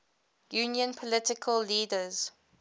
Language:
English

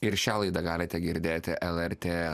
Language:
Lithuanian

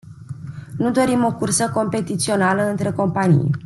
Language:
Romanian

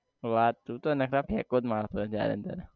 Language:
Gujarati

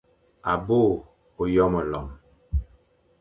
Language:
Fang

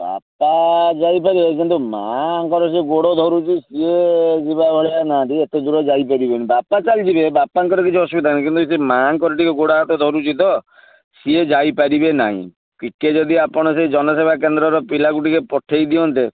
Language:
Odia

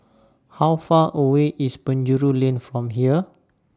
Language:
English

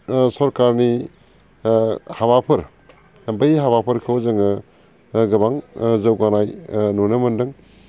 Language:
Bodo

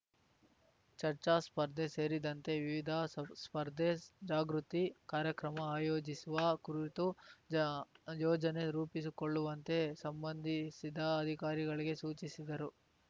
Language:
Kannada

